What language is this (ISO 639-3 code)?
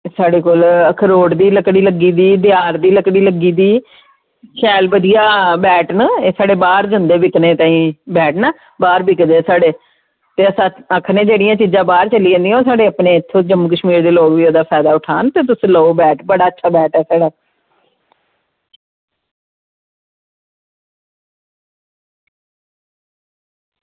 doi